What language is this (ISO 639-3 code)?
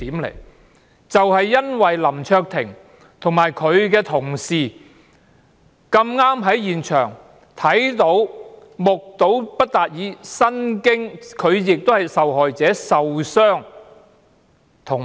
yue